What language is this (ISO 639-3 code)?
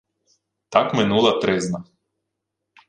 ukr